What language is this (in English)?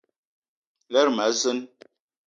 Eton (Cameroon)